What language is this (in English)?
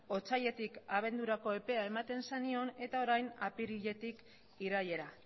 Basque